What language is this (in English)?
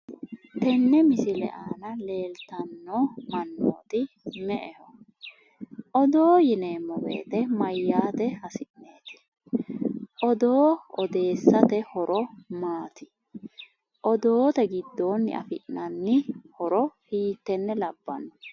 Sidamo